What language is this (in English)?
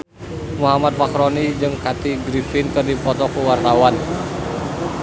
Sundanese